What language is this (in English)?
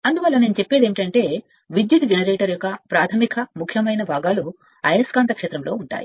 Telugu